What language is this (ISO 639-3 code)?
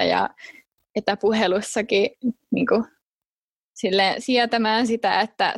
fin